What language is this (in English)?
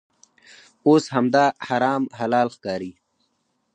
Pashto